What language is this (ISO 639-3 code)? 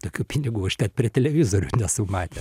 lit